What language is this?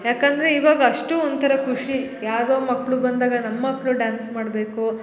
Kannada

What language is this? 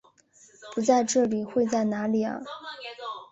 Chinese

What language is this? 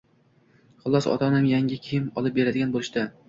Uzbek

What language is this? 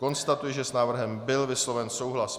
Czech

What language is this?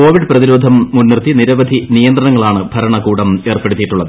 Malayalam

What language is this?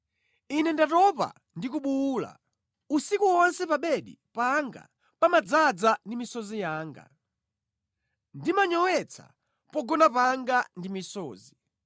Nyanja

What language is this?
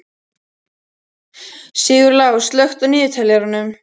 Icelandic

